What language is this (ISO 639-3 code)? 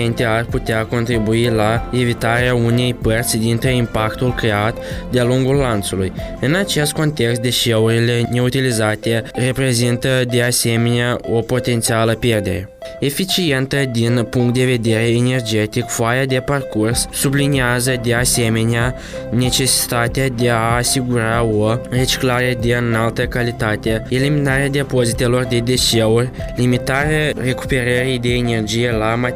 ron